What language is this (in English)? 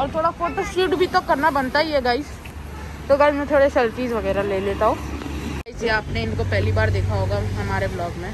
Hindi